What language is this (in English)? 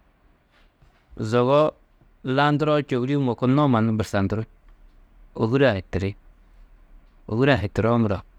Tedaga